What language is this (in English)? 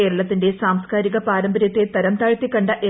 Malayalam